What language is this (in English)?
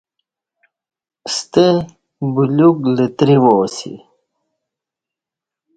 Kati